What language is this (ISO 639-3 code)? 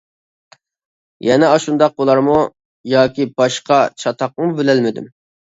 uig